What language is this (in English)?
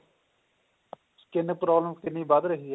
Punjabi